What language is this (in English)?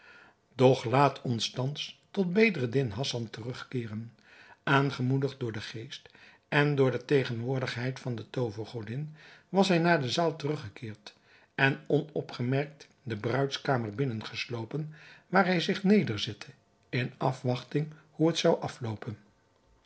Dutch